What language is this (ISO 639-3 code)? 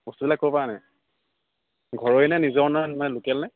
asm